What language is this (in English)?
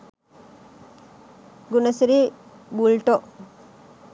Sinhala